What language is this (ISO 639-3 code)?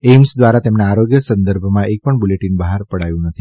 guj